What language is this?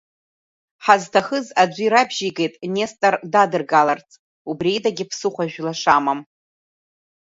Abkhazian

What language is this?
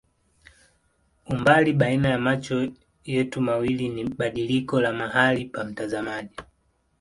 Swahili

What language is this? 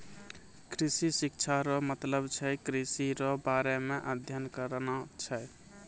Maithili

